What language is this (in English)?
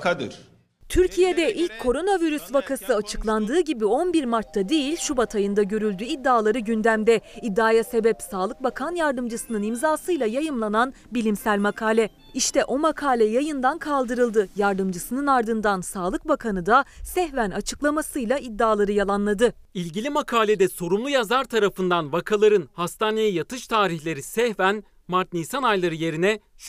Turkish